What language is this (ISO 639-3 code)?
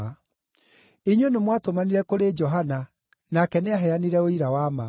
kik